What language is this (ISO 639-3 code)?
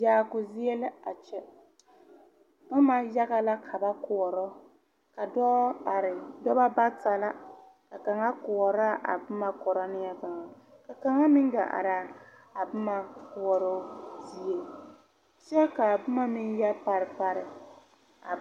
dga